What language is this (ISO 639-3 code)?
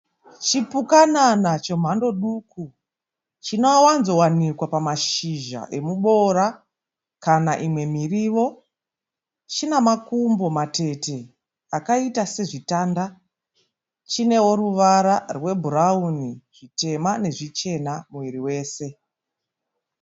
sna